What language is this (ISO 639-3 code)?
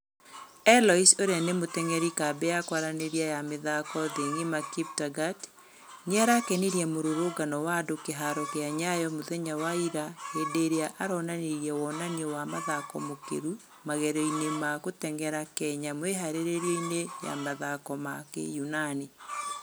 kik